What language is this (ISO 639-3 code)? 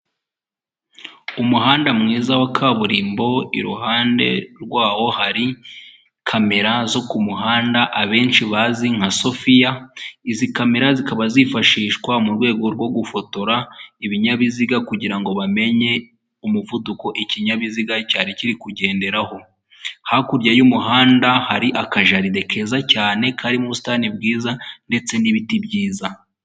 kin